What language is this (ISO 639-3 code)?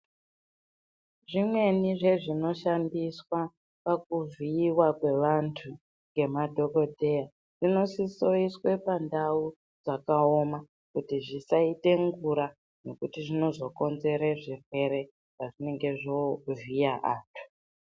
ndc